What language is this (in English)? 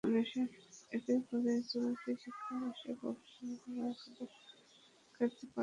Bangla